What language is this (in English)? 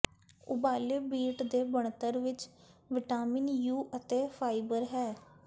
Punjabi